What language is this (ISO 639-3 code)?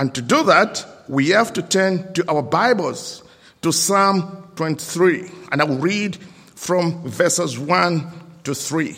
eng